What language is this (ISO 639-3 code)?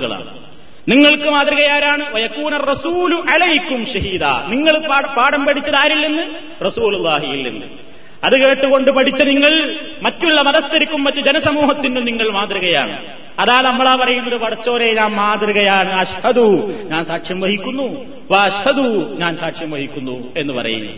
mal